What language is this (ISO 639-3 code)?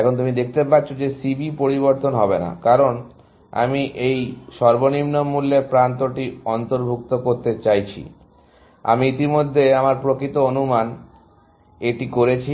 ben